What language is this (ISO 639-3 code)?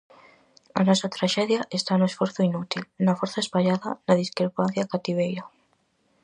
glg